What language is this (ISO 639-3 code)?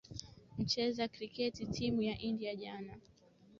swa